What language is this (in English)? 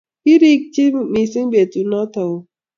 Kalenjin